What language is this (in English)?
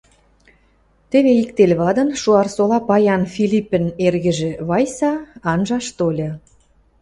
Western Mari